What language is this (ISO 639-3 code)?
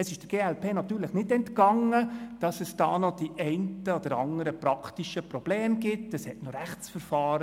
gsw